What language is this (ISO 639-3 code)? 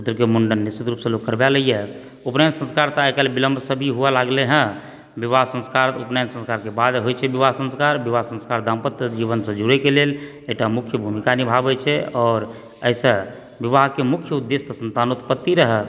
mai